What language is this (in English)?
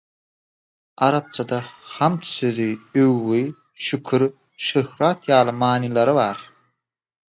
Turkmen